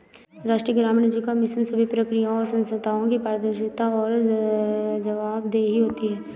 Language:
Hindi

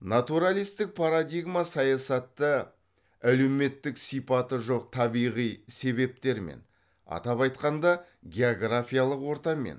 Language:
Kazakh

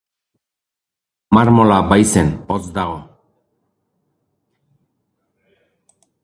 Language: Basque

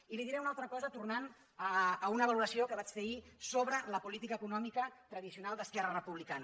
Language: Catalan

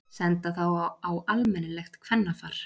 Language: Icelandic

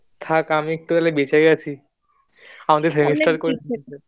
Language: Bangla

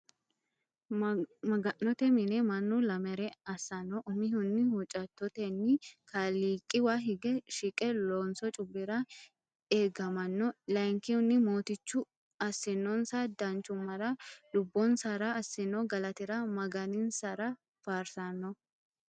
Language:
Sidamo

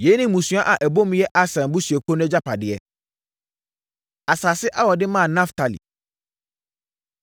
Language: Akan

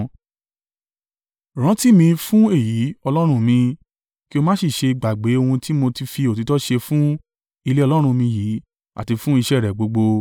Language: Yoruba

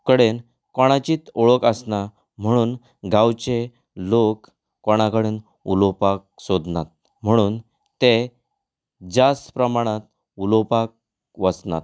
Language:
Konkani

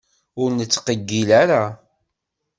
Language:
Kabyle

